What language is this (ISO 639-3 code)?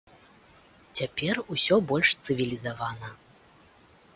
bel